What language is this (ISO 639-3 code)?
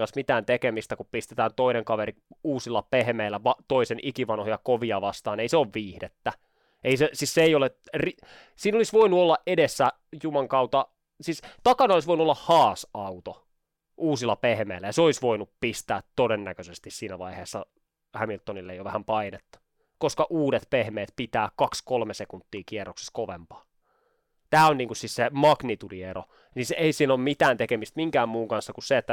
fin